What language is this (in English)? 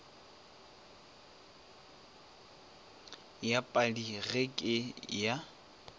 Northern Sotho